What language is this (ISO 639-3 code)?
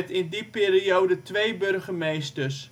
nld